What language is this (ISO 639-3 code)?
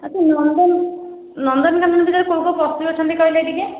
ori